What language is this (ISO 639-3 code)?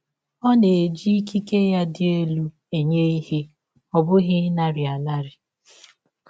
ibo